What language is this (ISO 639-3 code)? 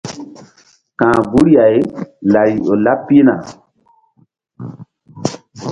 mdd